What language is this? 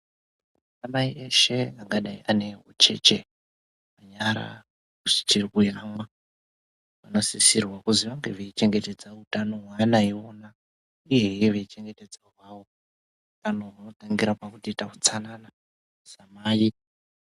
Ndau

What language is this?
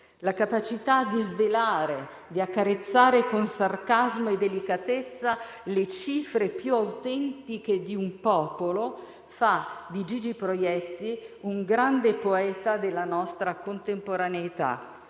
Italian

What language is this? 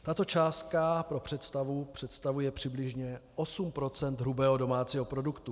Czech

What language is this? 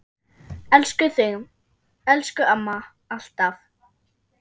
Icelandic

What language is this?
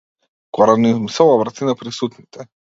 Macedonian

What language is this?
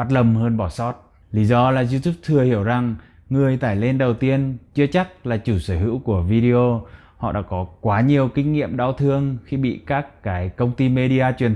Vietnamese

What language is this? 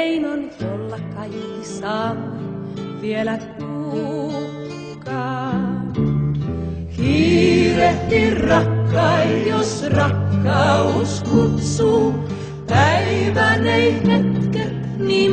Finnish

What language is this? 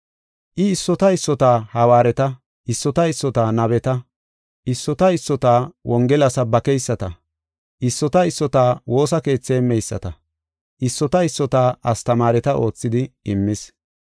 Gofa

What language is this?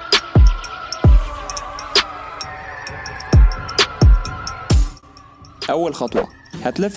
Arabic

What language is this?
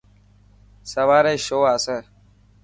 Dhatki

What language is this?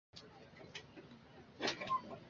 Chinese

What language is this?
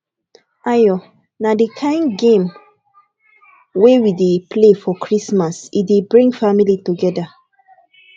Nigerian Pidgin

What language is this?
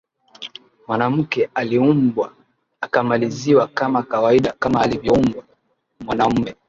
Swahili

